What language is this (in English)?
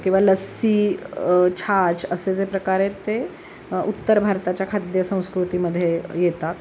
Marathi